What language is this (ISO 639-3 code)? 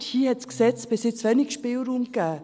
gsw